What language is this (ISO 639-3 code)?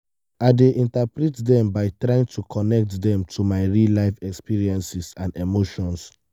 pcm